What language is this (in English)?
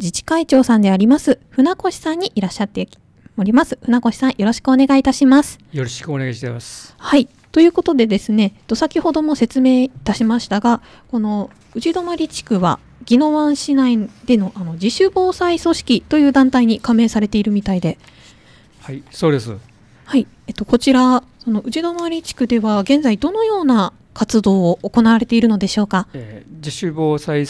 Japanese